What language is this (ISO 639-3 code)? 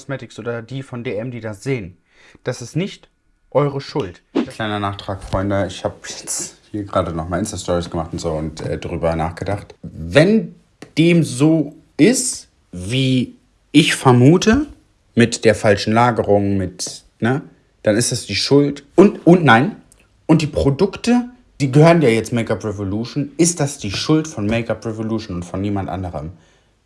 deu